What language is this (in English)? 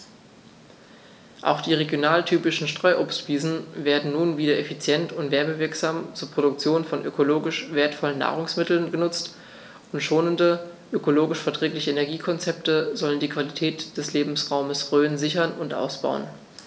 German